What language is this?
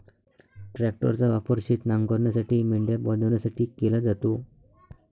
Marathi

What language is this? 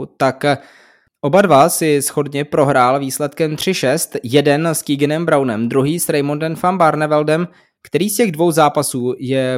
Czech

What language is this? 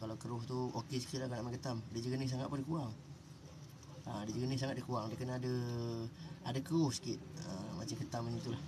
Malay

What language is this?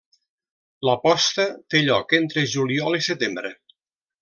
Catalan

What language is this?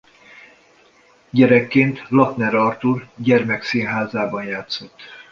Hungarian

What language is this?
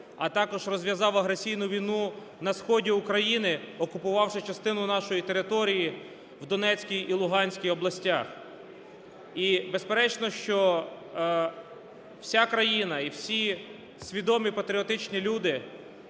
Ukrainian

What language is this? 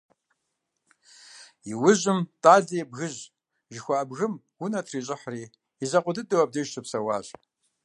Kabardian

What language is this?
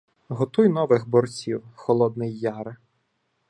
Ukrainian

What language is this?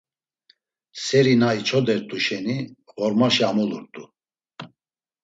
Laz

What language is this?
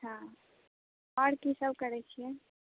Maithili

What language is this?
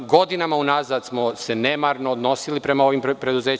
Serbian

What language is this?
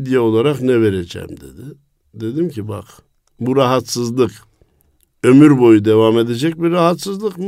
Turkish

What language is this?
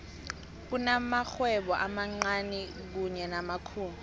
South Ndebele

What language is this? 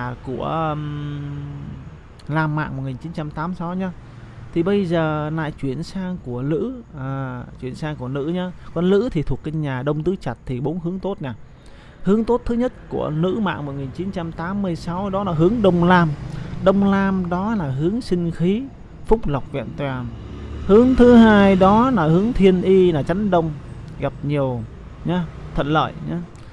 Vietnamese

